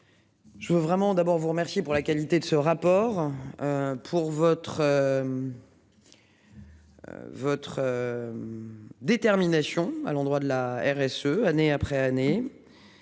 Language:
French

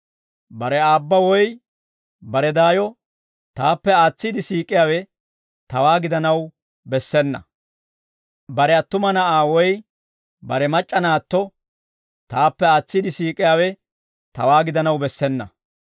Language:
Dawro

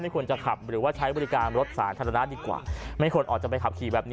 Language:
Thai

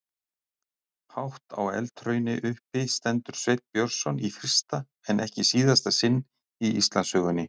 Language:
Icelandic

